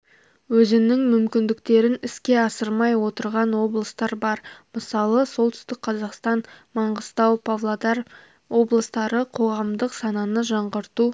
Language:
Kazakh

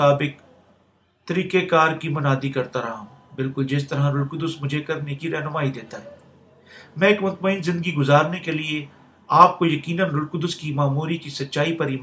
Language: Urdu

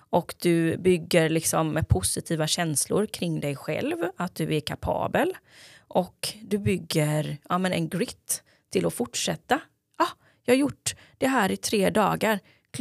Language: Swedish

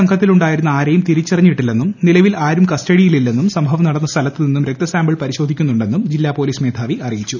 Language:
Malayalam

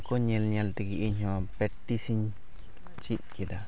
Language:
Santali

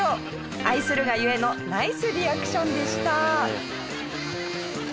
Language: Japanese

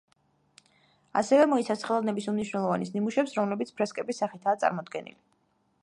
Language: Georgian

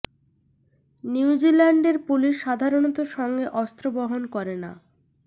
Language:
Bangla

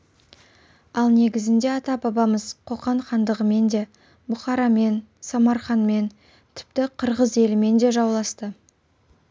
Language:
Kazakh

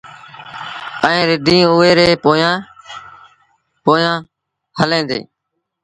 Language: Sindhi Bhil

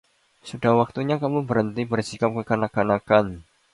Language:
Indonesian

